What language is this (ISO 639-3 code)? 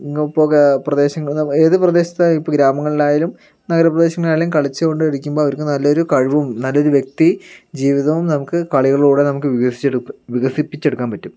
mal